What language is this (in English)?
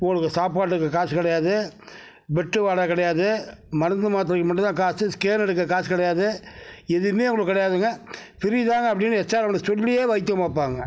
Tamil